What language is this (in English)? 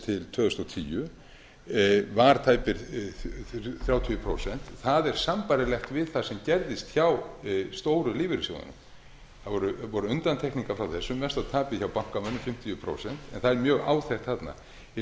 Icelandic